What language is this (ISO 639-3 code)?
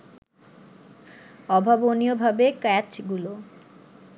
ben